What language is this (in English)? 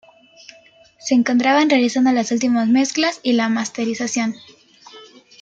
Spanish